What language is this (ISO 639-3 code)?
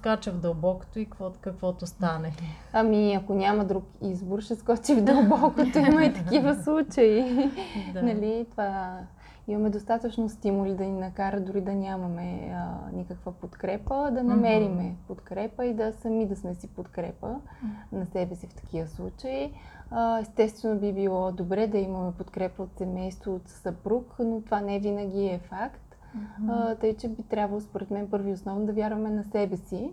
bul